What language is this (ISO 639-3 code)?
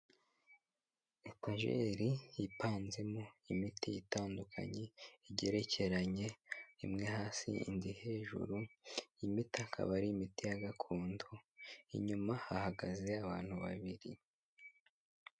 kin